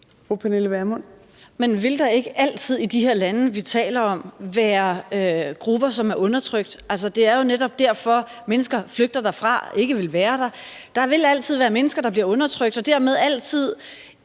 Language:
Danish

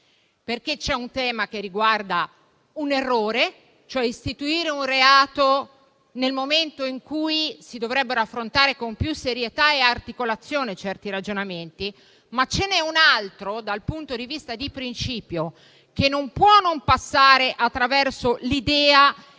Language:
Italian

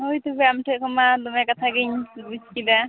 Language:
Santali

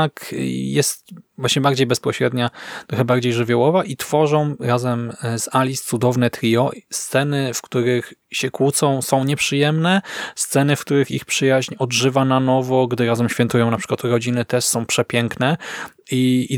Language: Polish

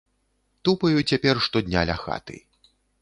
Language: Belarusian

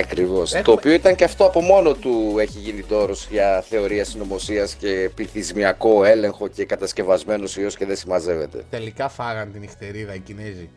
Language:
Greek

